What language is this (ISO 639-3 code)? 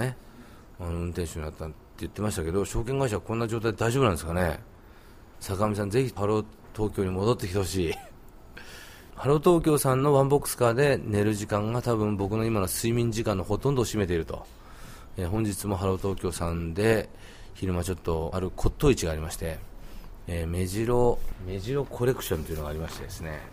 jpn